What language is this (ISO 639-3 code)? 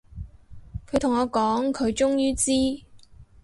yue